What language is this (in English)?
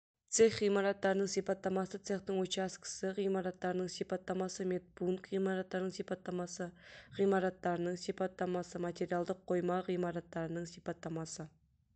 Kazakh